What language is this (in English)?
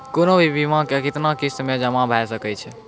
Maithili